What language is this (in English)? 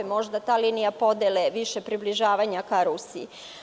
Serbian